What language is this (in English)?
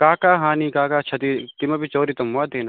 Sanskrit